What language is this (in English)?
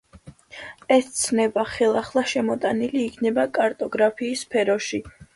Georgian